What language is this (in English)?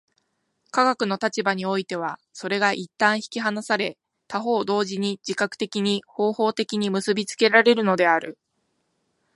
Japanese